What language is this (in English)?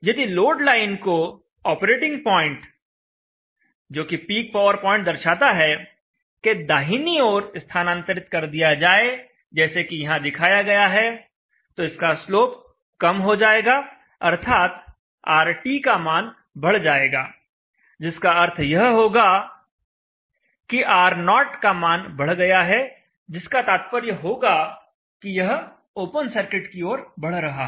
Hindi